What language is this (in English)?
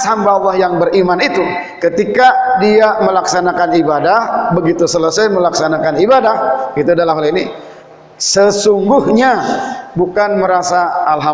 Indonesian